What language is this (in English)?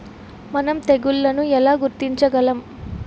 Telugu